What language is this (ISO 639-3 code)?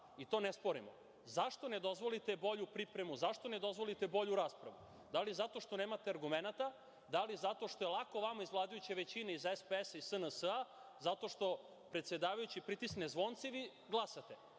srp